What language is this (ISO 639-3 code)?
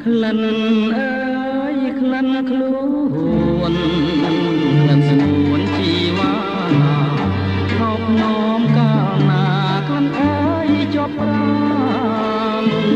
tha